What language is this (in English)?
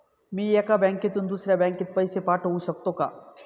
Marathi